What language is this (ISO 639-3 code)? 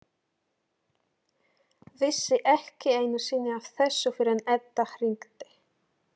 isl